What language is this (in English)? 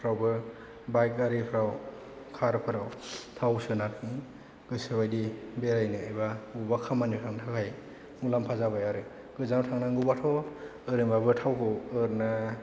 Bodo